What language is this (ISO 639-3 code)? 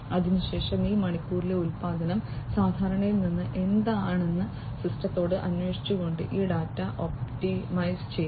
mal